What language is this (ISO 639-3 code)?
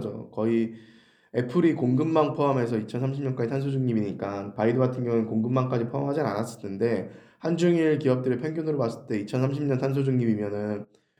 kor